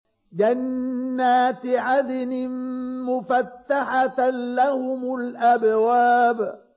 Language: Arabic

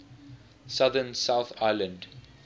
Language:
English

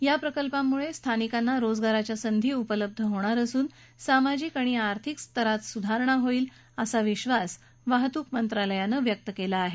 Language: Marathi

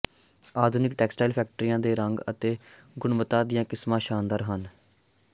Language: Punjabi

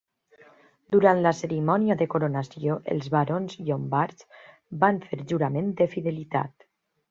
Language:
Catalan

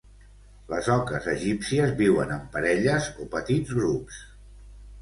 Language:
Catalan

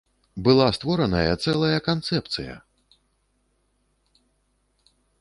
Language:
Belarusian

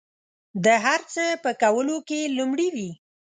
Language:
Pashto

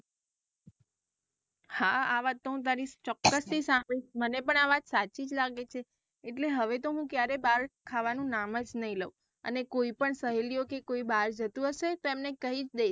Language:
Gujarati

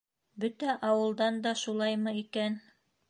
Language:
Bashkir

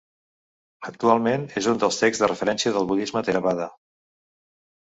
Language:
Catalan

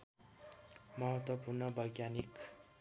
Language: Nepali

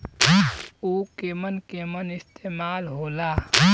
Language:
Bhojpuri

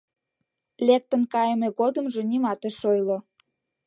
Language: Mari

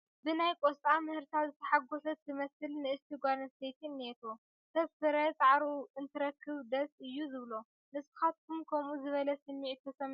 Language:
Tigrinya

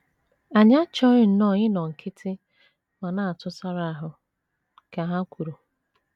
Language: Igbo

